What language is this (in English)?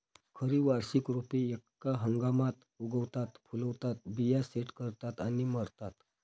Marathi